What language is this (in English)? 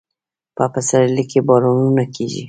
Pashto